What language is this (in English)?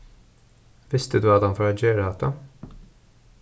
Faroese